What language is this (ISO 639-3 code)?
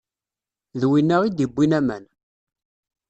kab